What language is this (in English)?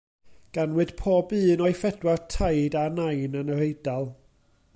Welsh